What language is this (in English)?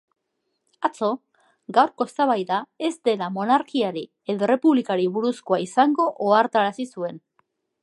Basque